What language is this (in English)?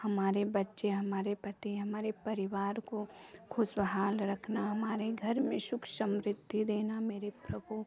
Hindi